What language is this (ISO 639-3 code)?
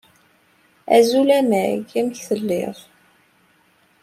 kab